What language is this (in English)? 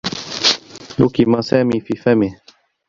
Arabic